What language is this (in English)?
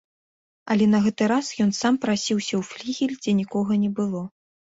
Belarusian